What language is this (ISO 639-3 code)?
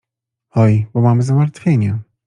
pol